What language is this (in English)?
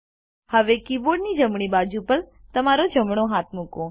Gujarati